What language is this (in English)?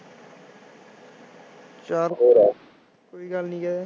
Punjabi